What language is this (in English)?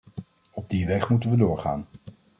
Dutch